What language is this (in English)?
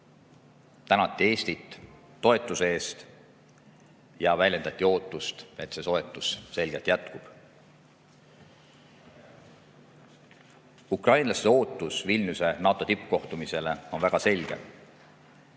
Estonian